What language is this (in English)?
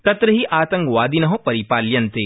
Sanskrit